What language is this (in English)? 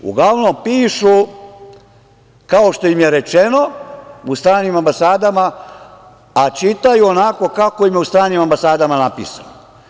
Serbian